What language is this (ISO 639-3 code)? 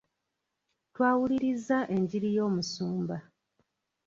lug